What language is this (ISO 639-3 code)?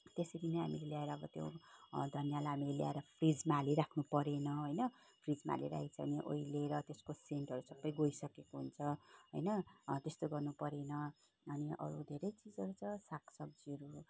nep